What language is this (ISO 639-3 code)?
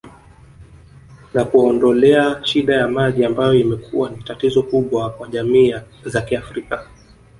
swa